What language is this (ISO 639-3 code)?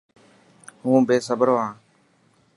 mki